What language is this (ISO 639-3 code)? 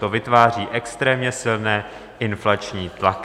ces